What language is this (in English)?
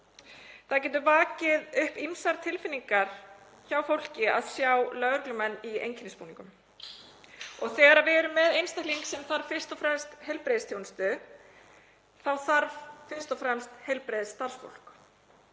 Icelandic